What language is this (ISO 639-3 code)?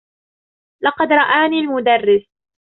ara